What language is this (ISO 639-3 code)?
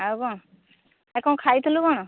ori